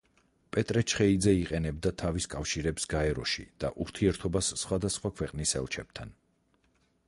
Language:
Georgian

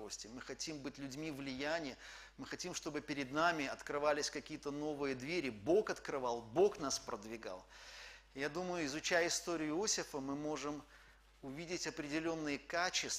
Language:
Russian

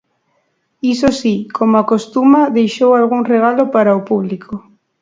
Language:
Galician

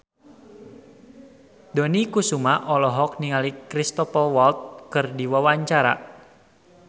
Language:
Sundanese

